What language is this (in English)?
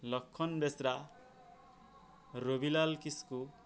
Santali